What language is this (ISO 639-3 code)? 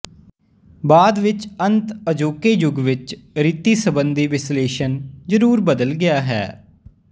pan